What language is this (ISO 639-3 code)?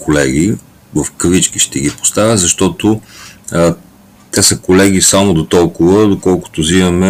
bul